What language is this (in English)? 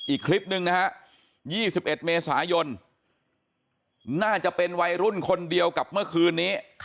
Thai